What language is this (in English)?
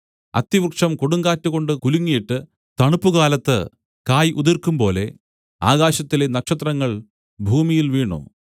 Malayalam